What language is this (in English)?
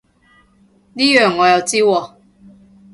Cantonese